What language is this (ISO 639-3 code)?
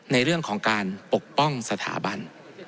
tha